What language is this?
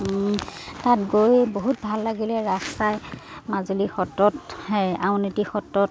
Assamese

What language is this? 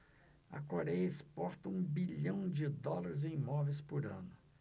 Portuguese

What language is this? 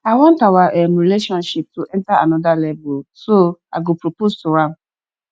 Nigerian Pidgin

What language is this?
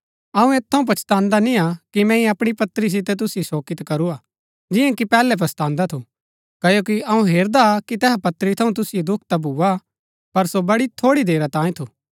Gaddi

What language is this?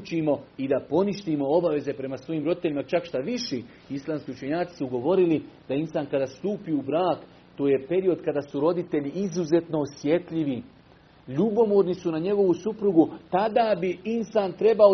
Croatian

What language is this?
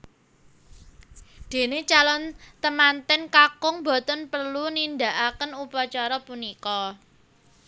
Javanese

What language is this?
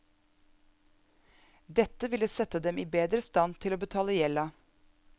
Norwegian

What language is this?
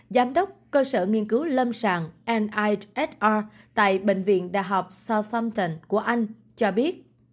Vietnamese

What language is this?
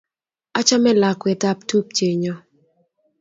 Kalenjin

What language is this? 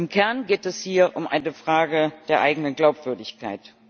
German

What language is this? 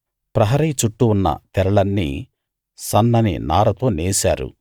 Telugu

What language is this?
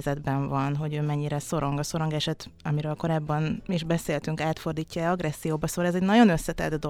Hungarian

